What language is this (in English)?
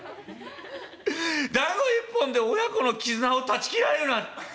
Japanese